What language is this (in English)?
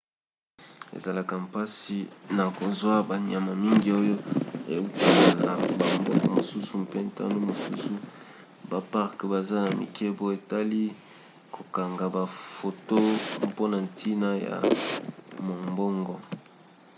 Lingala